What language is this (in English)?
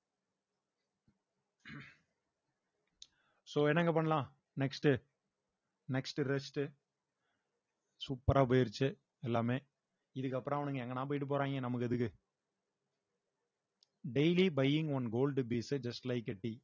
Tamil